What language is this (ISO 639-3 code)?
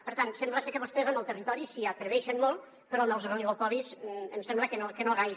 cat